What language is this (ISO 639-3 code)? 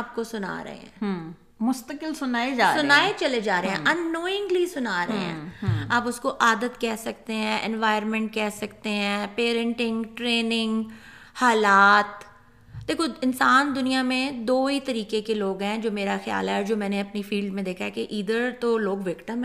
urd